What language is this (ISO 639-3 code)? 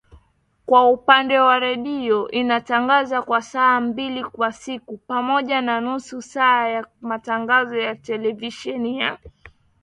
swa